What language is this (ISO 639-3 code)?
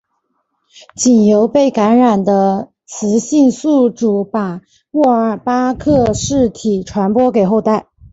zho